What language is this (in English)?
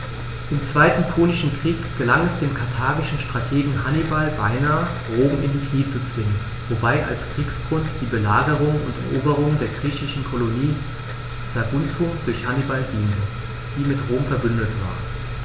German